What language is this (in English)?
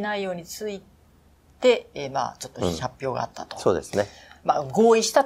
Japanese